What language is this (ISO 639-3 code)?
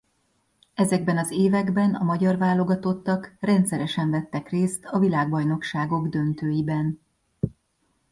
hun